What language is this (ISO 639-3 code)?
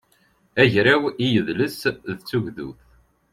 kab